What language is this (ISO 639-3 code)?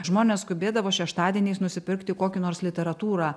lit